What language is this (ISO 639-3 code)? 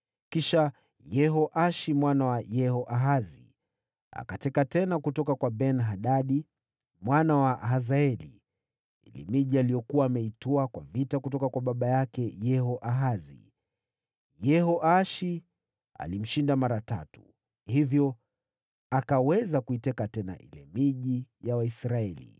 swa